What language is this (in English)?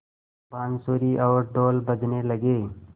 Hindi